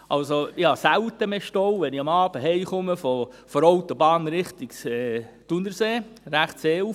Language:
Swiss German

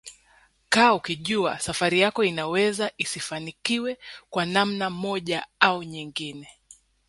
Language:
Swahili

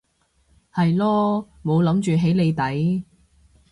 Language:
Cantonese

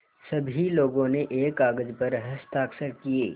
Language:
Hindi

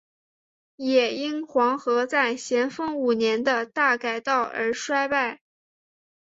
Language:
Chinese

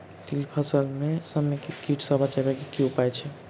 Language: Maithili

